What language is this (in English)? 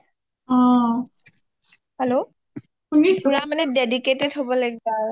Assamese